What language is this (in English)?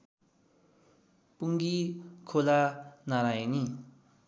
Nepali